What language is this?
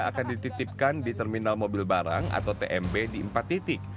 Indonesian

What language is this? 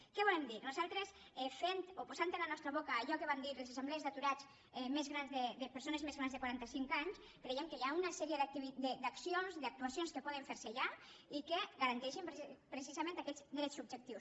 Catalan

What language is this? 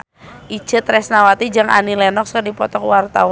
Sundanese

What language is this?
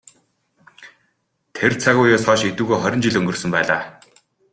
Mongolian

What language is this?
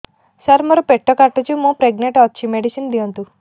Odia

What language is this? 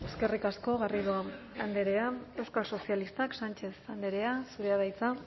Basque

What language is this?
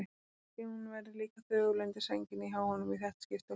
Icelandic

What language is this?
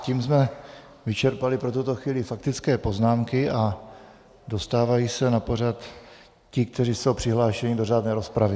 Czech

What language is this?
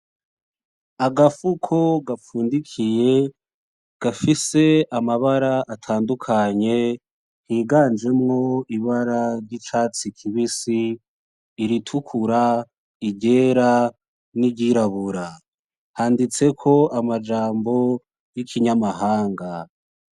Rundi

